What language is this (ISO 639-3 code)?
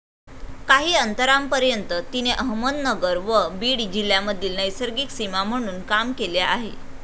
mar